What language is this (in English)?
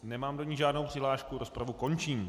Czech